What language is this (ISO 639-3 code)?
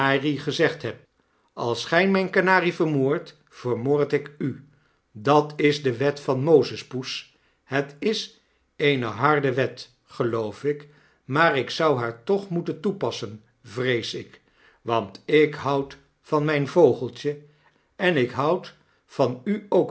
nld